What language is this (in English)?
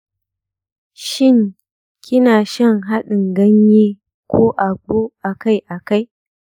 Hausa